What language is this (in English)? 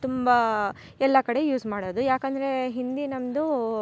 Kannada